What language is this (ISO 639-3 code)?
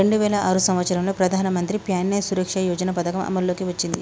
tel